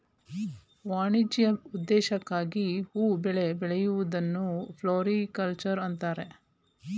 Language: Kannada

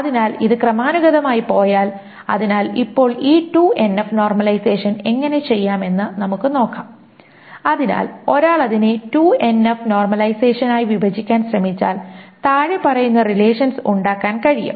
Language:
Malayalam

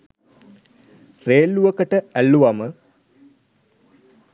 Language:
Sinhala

